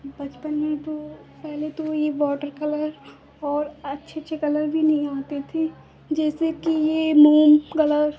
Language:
Hindi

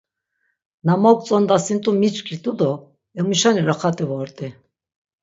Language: Laz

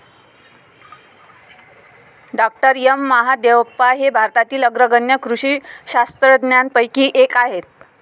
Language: Marathi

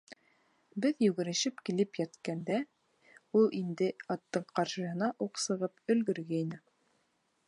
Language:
Bashkir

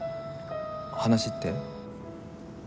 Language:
Japanese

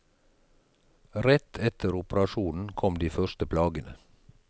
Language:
Norwegian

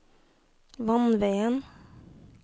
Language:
Norwegian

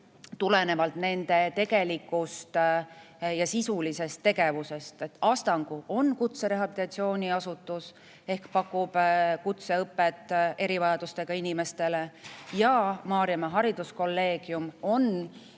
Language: Estonian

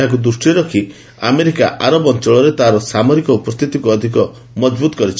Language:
Odia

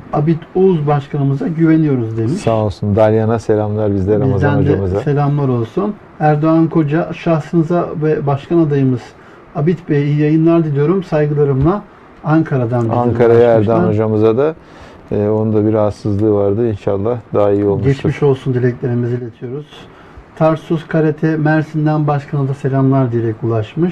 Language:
Turkish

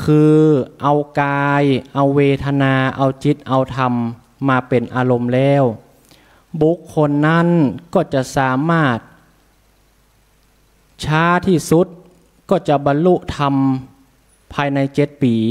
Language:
Thai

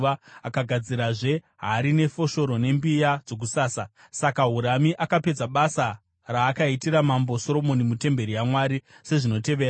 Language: Shona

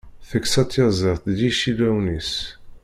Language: Kabyle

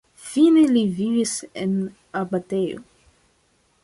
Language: Esperanto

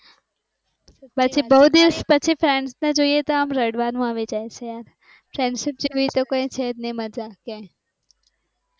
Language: Gujarati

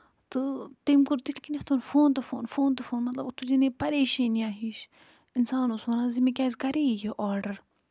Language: Kashmiri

